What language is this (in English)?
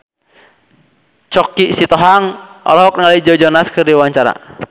Sundanese